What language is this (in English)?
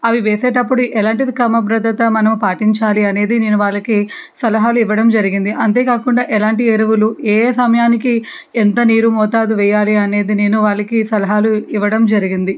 Telugu